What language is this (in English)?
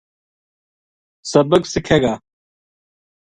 Gujari